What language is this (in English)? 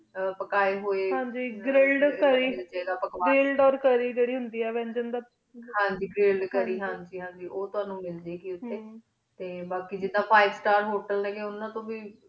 Punjabi